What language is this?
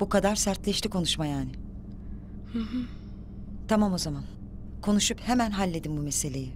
Turkish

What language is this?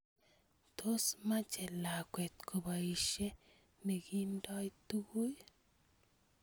Kalenjin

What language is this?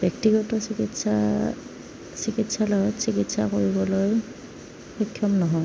Assamese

